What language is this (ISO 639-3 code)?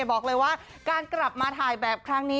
tha